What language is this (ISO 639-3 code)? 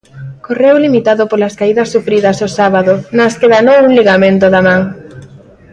glg